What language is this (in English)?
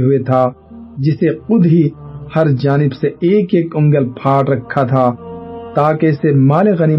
Urdu